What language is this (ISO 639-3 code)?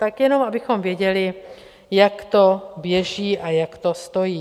ces